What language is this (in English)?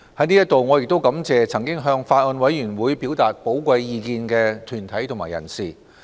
Cantonese